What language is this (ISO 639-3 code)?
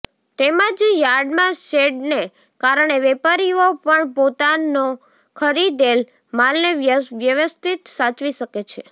guj